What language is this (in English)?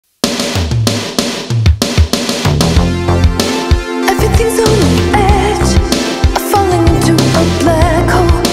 English